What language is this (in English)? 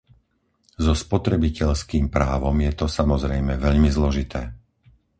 Slovak